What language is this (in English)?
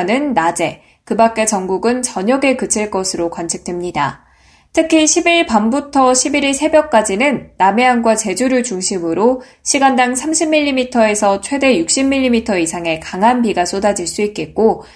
Korean